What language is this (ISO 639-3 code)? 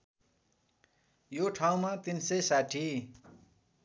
nep